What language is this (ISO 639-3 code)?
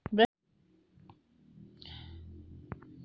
hin